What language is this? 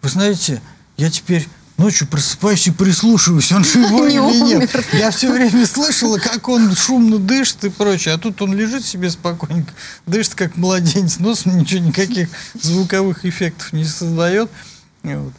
Russian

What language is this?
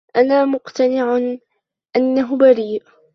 Arabic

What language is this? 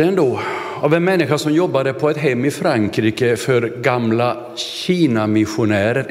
Swedish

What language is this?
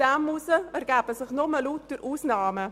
Swiss German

